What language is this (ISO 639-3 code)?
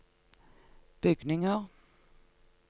nor